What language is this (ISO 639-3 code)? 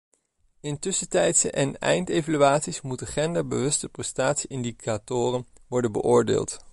nld